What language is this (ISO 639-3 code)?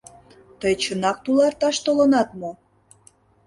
chm